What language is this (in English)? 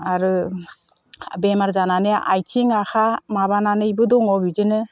Bodo